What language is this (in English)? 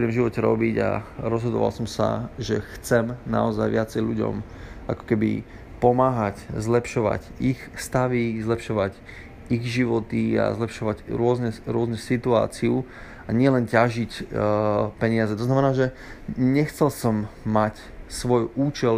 Slovak